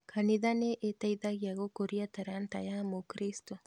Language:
Kikuyu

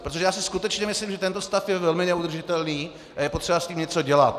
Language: Czech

